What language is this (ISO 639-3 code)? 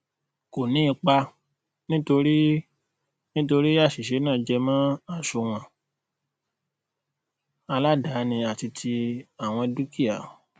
yor